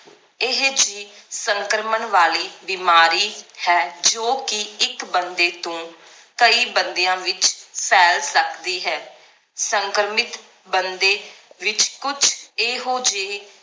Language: Punjabi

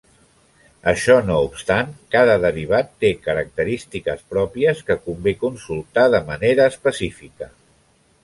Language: Catalan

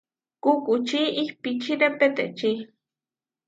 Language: Huarijio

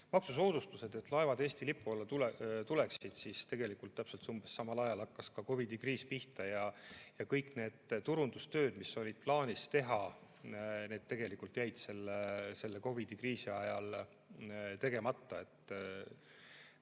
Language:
Estonian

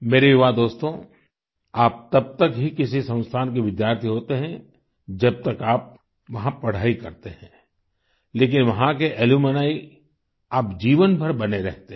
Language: Hindi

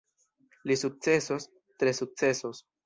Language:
Esperanto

